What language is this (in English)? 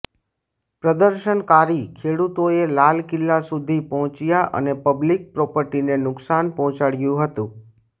Gujarati